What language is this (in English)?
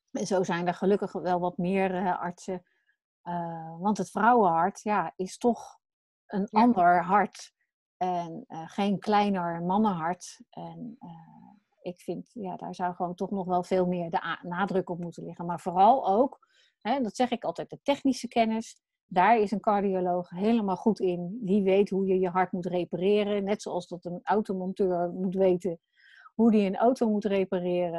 Dutch